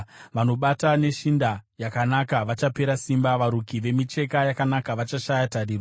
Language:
Shona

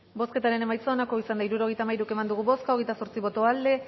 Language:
Basque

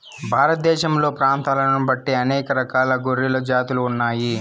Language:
Telugu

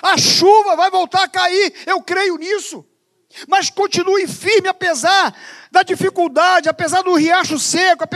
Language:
Portuguese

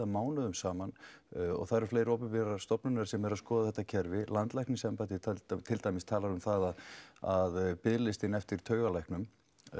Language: Icelandic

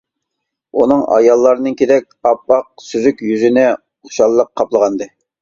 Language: Uyghur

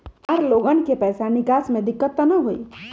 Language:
Magahi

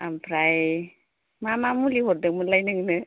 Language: Bodo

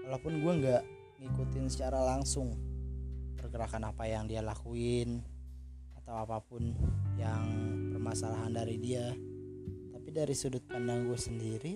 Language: Indonesian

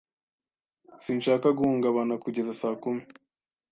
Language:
Kinyarwanda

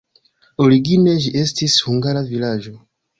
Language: Esperanto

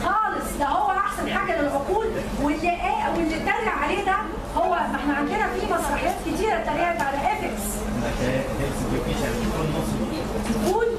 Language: Arabic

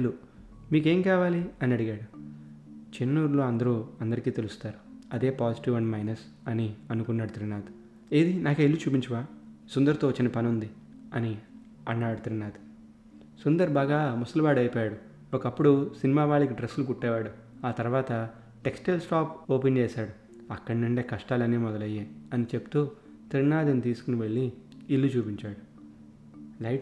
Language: Telugu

